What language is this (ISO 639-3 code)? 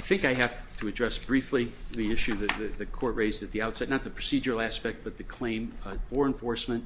eng